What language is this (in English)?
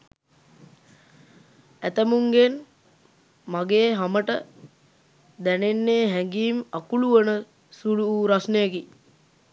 Sinhala